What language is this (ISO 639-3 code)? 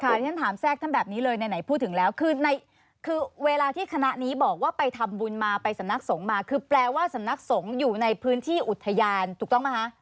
tha